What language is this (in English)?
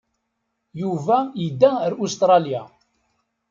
Kabyle